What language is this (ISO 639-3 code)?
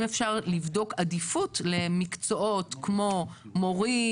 heb